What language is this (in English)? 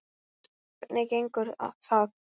Icelandic